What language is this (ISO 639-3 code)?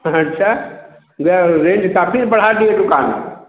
hin